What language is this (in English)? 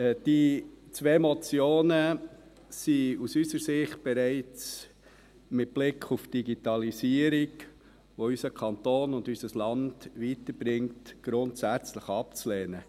Swiss German